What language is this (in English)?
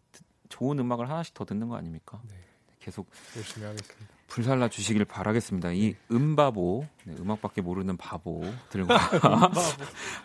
Korean